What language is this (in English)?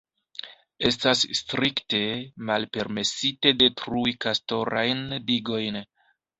Esperanto